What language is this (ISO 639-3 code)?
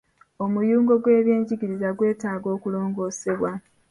lug